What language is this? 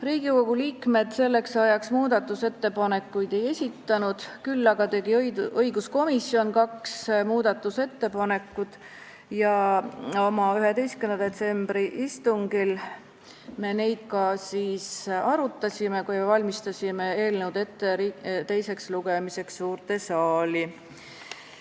Estonian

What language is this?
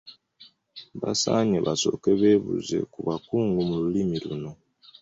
Ganda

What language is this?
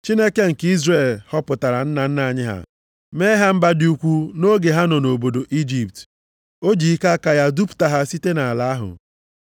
Igbo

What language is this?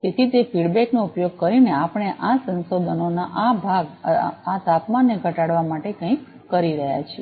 Gujarati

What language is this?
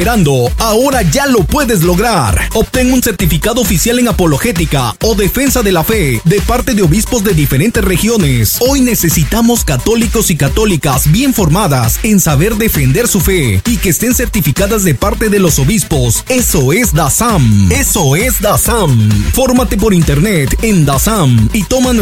Spanish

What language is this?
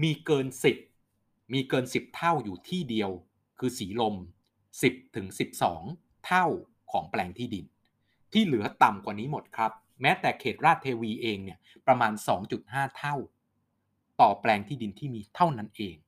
Thai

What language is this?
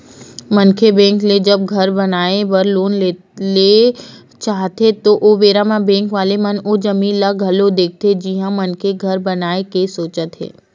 Chhattisgarhi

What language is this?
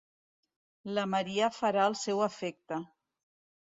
Catalan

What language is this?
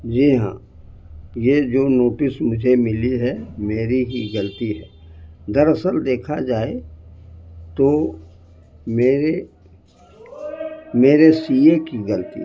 Urdu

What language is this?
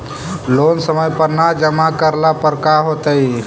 Magahi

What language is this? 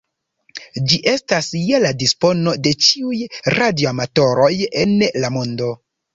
Esperanto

